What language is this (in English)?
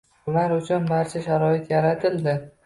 Uzbek